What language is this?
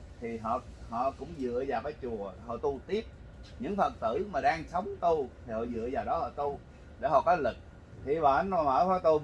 Vietnamese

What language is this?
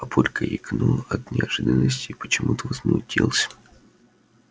Russian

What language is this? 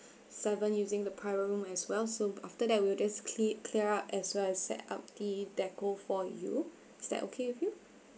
English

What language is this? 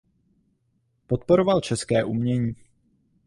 Czech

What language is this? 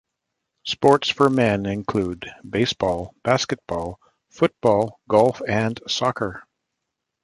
English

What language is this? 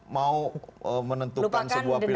Indonesian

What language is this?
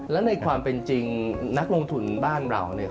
Thai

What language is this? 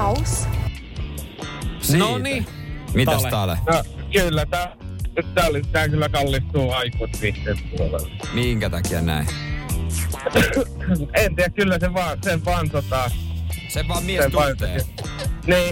Finnish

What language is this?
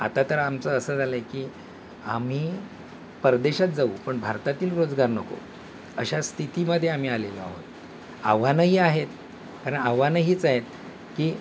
Marathi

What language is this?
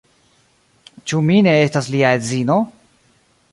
Esperanto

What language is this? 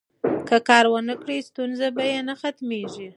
Pashto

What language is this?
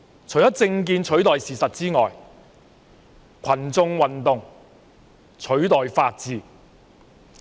Cantonese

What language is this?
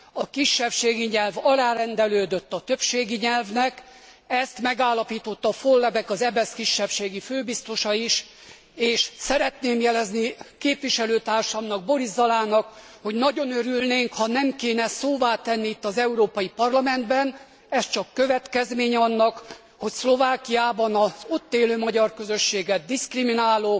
Hungarian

